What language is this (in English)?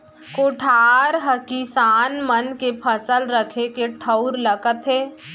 Chhattisgarhi